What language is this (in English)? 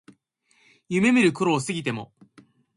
Japanese